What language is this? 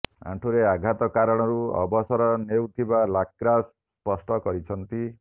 Odia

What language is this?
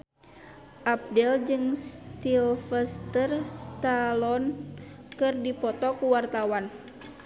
Sundanese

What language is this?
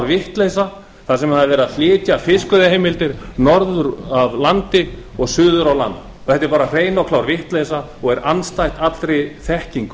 Icelandic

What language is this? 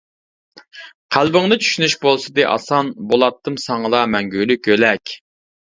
Uyghur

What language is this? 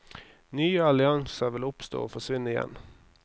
Norwegian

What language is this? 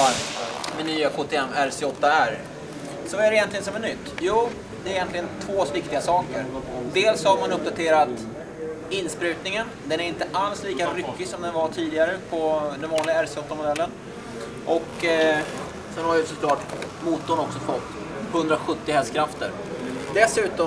Swedish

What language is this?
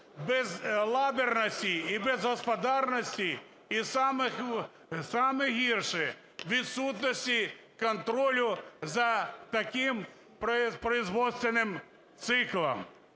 Ukrainian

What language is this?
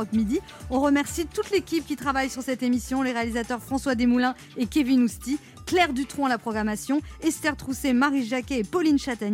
French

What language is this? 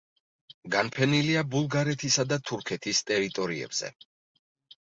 Georgian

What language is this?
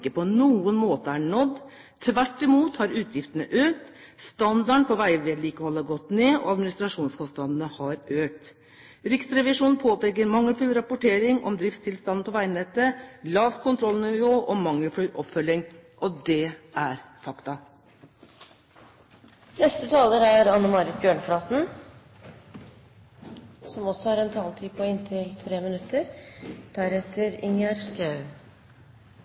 Norwegian Bokmål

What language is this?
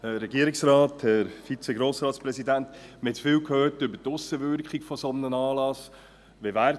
Swiss German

